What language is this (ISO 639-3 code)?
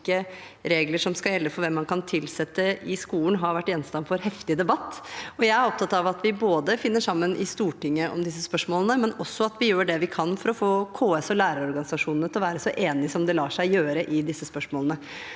nor